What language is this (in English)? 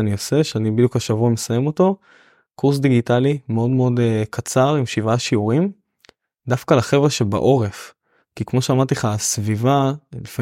Hebrew